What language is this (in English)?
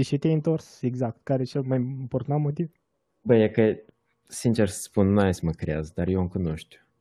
Romanian